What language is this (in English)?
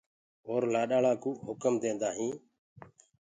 Gurgula